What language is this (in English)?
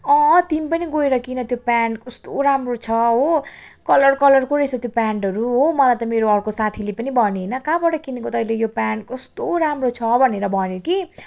Nepali